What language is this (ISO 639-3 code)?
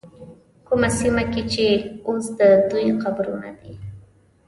pus